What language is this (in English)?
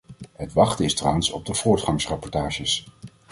Dutch